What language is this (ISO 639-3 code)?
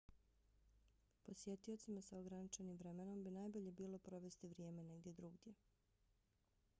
bos